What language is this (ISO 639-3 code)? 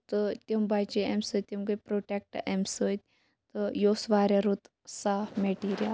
kas